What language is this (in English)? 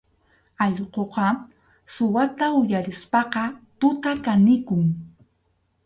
Arequipa-La Unión Quechua